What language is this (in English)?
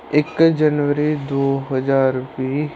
Punjabi